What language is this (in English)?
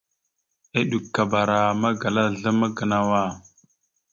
Mada (Cameroon)